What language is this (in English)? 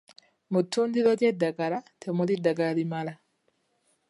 Ganda